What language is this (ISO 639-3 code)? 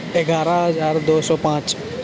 urd